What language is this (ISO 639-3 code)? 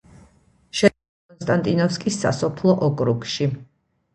kat